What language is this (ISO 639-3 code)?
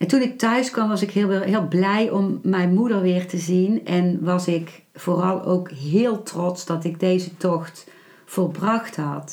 nld